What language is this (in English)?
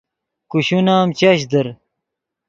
Yidgha